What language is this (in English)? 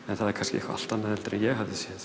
Icelandic